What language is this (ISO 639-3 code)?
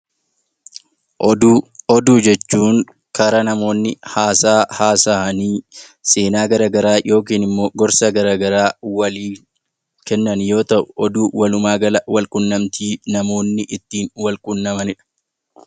orm